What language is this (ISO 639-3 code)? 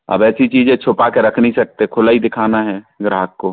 hin